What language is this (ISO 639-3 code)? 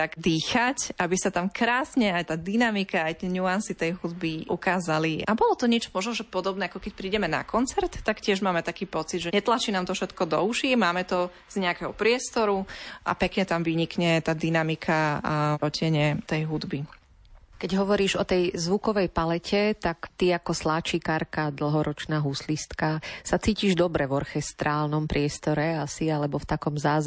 slk